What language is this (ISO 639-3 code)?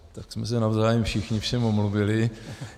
ces